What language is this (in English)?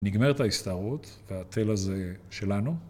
Hebrew